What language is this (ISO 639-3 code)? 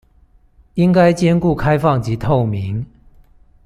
zho